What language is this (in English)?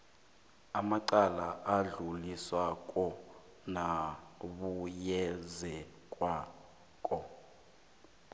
South Ndebele